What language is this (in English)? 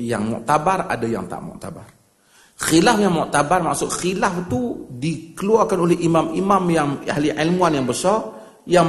Malay